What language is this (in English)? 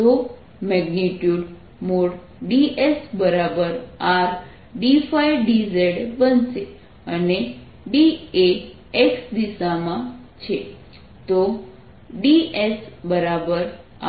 Gujarati